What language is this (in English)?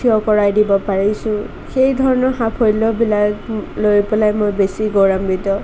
Assamese